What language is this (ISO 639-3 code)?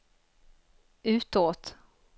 swe